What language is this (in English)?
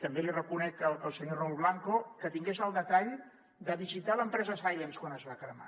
Catalan